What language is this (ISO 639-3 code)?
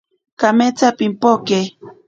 prq